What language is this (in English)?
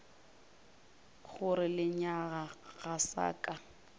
Northern Sotho